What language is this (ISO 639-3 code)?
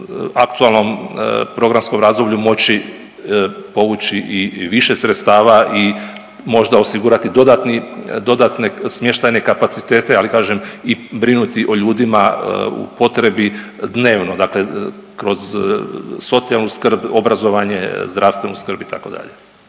hrv